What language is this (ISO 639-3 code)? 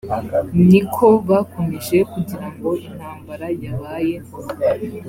kin